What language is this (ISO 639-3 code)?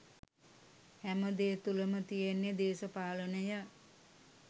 sin